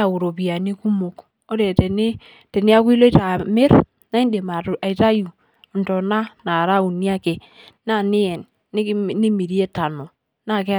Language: Masai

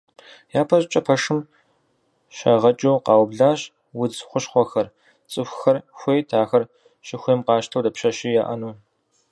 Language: Kabardian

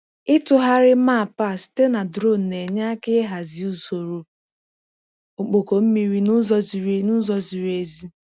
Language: Igbo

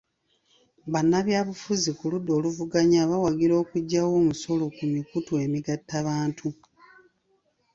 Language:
Ganda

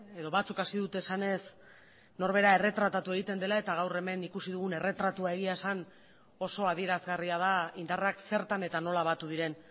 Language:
Basque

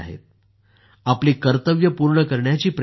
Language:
Marathi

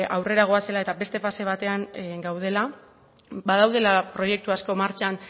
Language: Basque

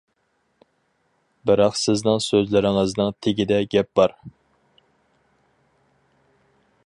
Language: Uyghur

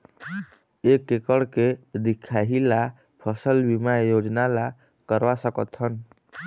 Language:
Chhattisgarhi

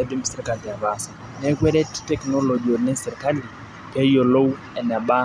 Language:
Masai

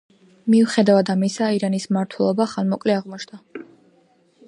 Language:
Georgian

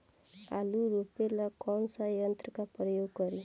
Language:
Bhojpuri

